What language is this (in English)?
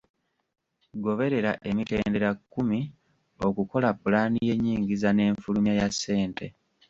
Ganda